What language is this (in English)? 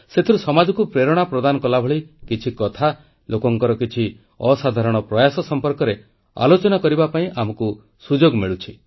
Odia